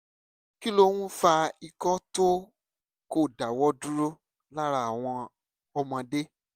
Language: Yoruba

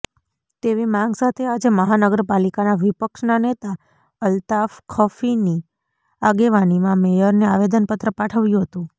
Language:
Gujarati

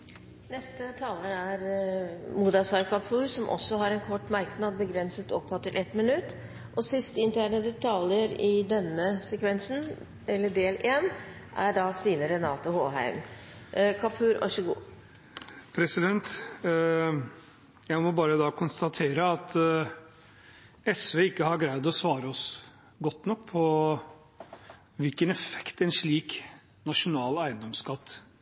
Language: Norwegian Bokmål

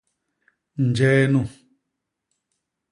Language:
Basaa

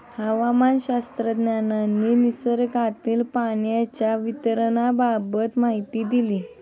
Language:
Marathi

